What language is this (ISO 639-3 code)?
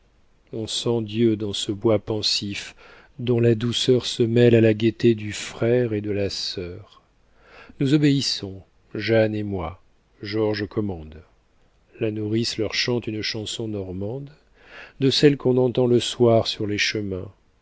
fra